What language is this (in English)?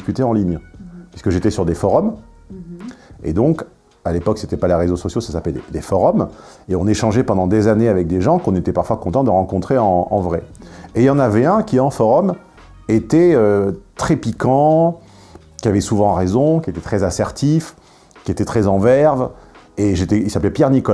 French